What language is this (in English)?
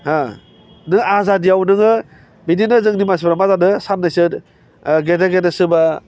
Bodo